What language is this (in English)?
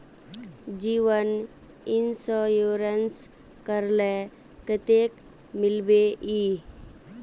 Magahi